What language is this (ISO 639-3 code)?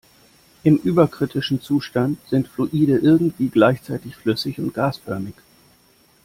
deu